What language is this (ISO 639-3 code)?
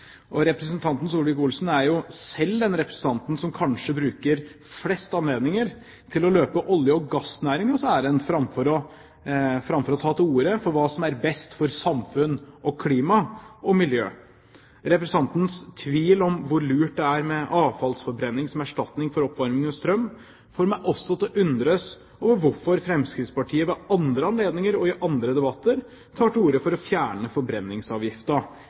nob